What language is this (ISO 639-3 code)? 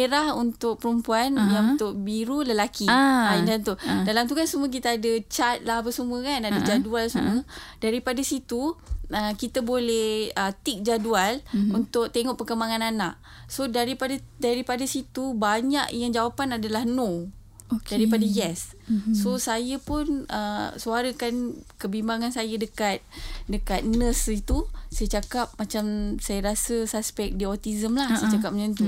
msa